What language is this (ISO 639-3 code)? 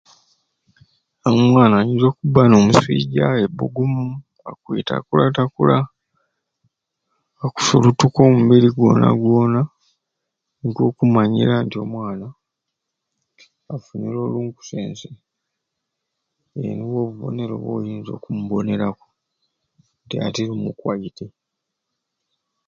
ruc